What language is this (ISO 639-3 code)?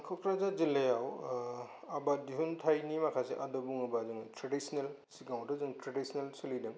brx